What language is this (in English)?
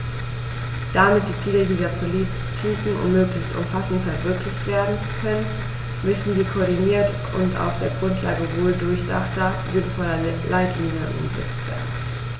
German